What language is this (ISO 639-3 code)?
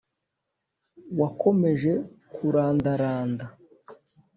kin